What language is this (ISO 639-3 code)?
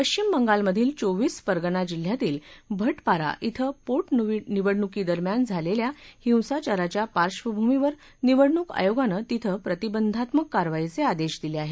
mar